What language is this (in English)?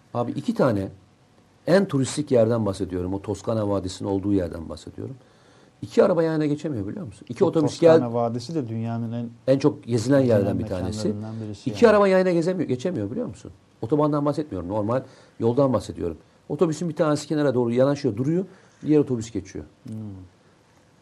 Turkish